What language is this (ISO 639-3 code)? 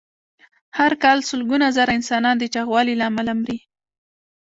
pus